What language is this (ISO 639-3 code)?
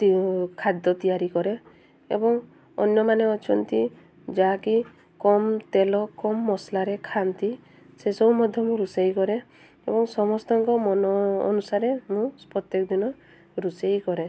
ori